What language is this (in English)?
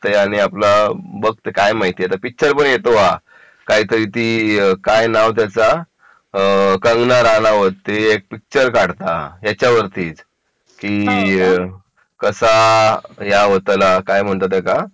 Marathi